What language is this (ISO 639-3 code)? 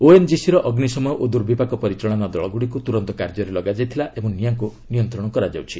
ori